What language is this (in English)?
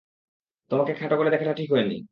Bangla